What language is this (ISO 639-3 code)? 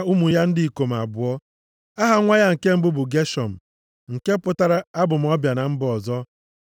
ibo